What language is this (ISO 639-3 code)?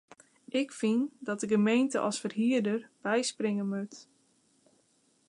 fry